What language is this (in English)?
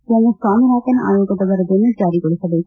Kannada